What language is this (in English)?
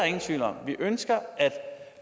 Danish